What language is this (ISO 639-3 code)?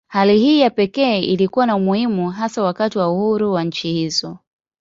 swa